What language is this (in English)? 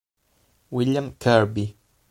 Italian